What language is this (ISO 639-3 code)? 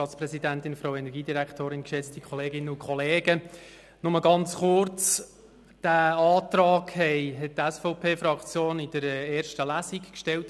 gsw